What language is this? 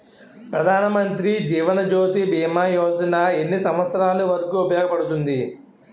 Telugu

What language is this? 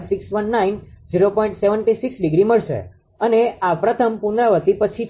Gujarati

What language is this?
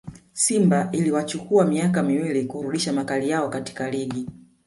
Swahili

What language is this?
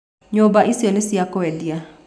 Kikuyu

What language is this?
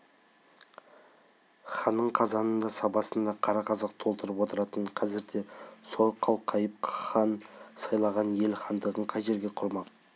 Kazakh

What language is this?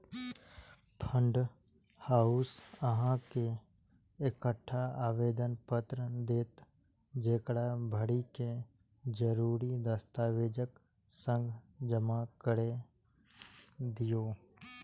Maithili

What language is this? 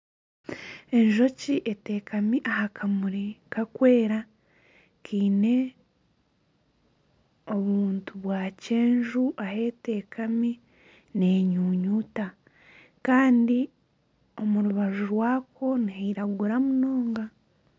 Nyankole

